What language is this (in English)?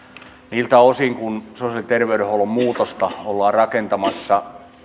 Finnish